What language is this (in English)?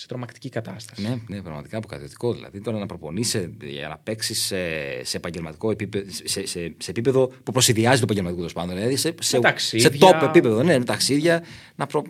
Greek